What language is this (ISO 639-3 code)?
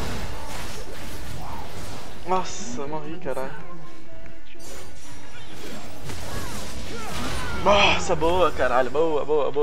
por